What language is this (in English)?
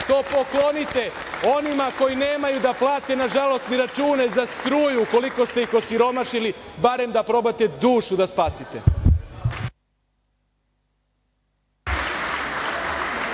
Serbian